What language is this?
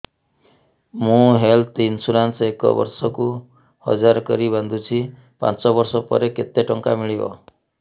Odia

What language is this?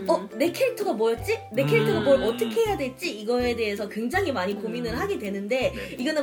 Korean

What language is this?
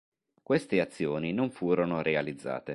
Italian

